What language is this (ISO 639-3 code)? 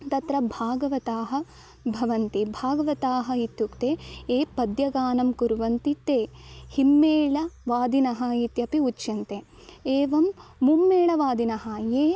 san